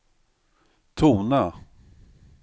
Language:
Swedish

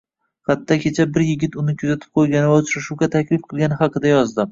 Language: Uzbek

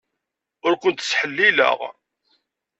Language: Kabyle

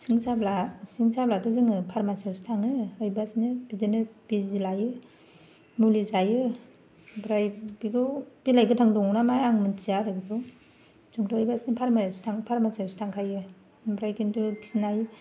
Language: Bodo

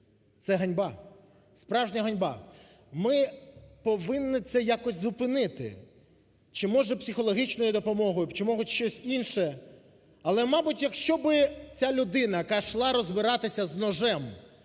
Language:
Ukrainian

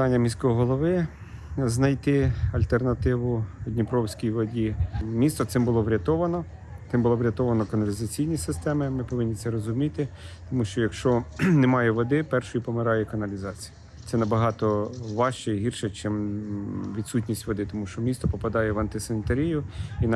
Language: Ukrainian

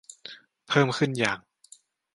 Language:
Thai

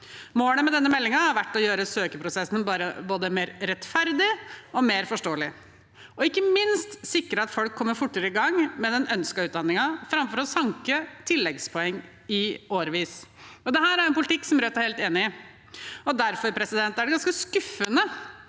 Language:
Norwegian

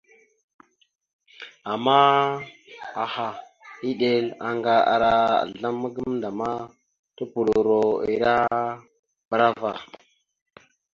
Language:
Mada (Cameroon)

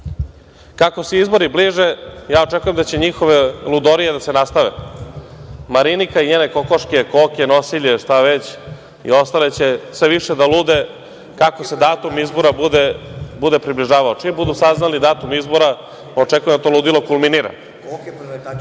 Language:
Serbian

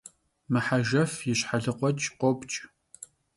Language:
Kabardian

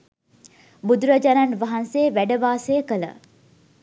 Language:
Sinhala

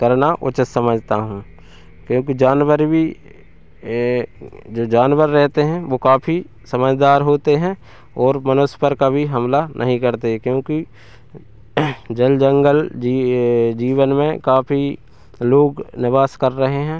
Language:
Hindi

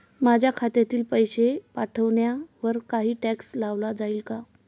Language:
Marathi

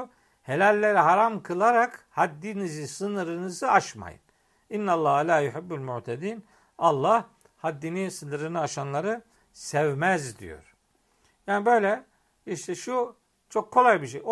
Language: Turkish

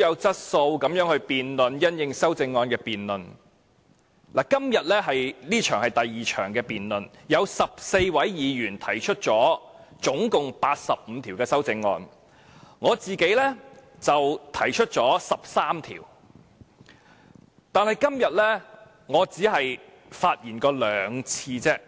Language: Cantonese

